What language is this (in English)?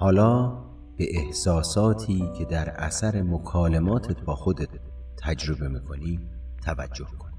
Persian